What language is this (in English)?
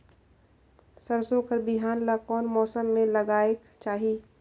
Chhattisgarhi